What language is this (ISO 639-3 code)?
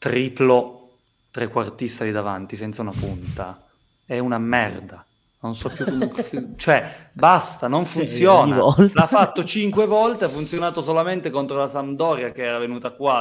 ita